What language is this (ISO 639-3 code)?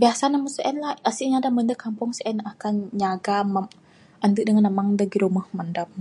sdo